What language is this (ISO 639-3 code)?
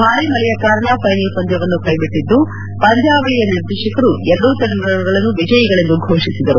kan